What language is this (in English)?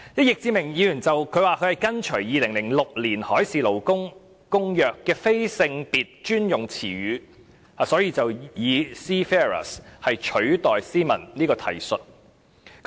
Cantonese